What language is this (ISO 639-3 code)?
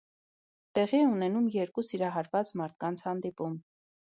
hye